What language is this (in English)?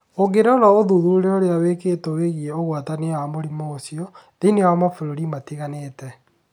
Kikuyu